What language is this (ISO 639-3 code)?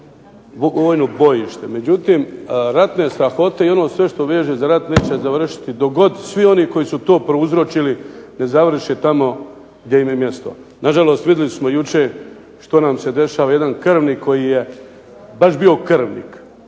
hrv